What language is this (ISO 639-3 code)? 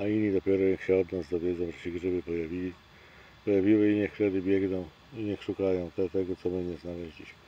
pol